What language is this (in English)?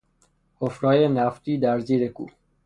Persian